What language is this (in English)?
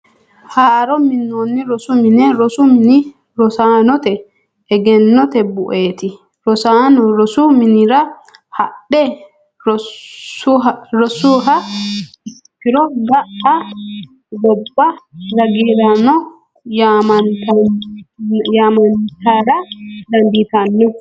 Sidamo